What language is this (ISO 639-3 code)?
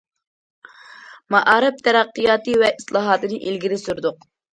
uig